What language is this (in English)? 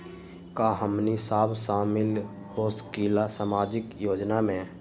Magahi